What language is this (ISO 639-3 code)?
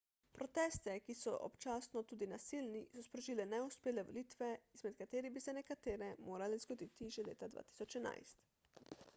slv